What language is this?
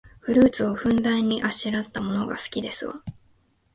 Japanese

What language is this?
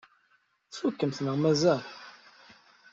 Kabyle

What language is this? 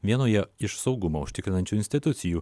Lithuanian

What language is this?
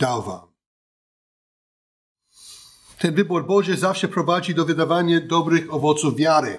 Polish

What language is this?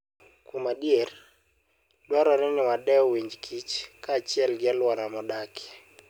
Luo (Kenya and Tanzania)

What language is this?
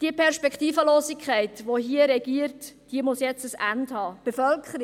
Swiss German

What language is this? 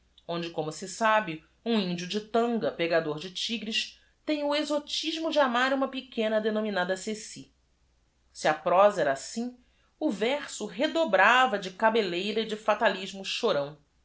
Portuguese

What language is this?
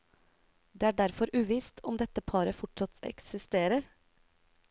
Norwegian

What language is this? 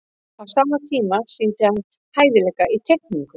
Icelandic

